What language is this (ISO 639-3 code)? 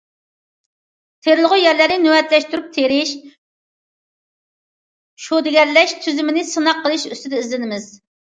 uig